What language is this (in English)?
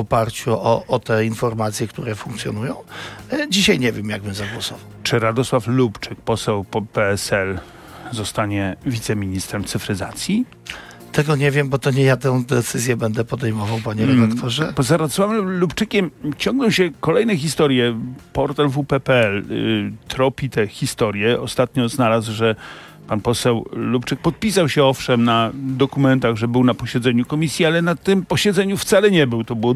Polish